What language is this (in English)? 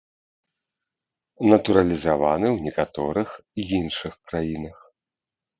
Belarusian